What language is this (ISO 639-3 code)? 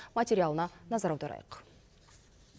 kaz